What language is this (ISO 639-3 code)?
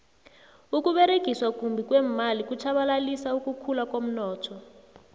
nbl